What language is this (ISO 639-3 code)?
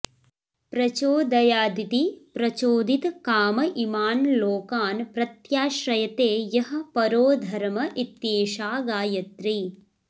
san